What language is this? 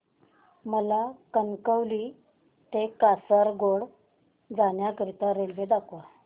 Marathi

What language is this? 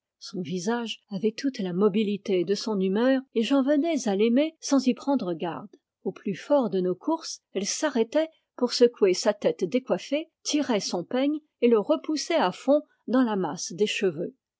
French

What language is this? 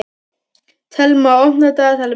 Icelandic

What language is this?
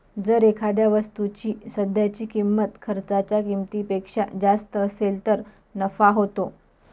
Marathi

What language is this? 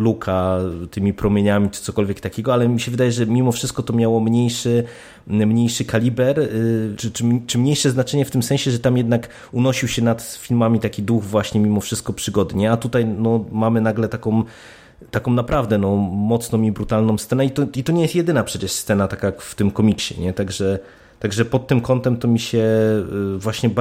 Polish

